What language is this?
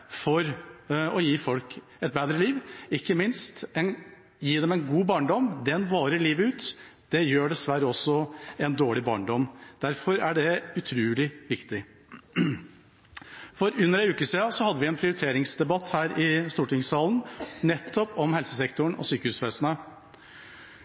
Norwegian Bokmål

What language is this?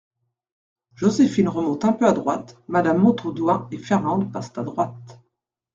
French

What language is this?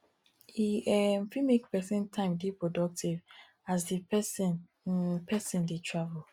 Nigerian Pidgin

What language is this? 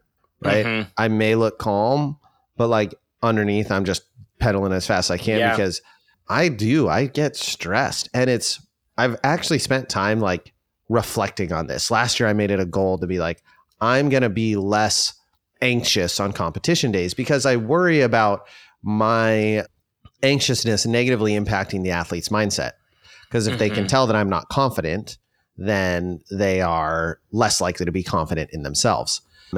English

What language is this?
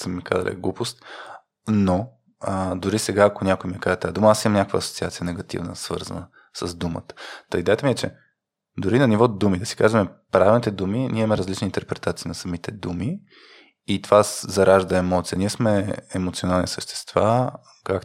Bulgarian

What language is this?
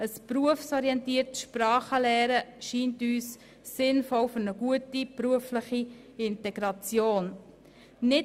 Swiss German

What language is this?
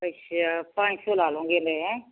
Punjabi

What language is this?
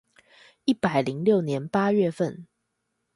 Chinese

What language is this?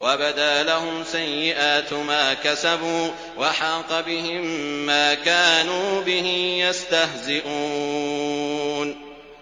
Arabic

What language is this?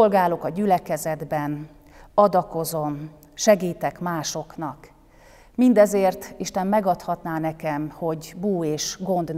Hungarian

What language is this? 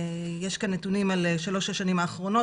Hebrew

